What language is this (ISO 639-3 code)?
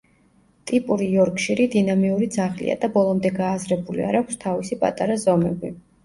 kat